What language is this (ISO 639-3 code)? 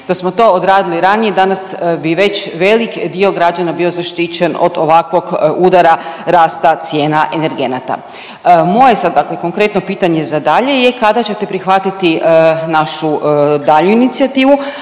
hrv